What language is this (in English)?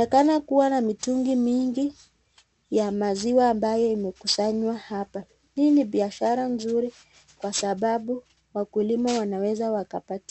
Swahili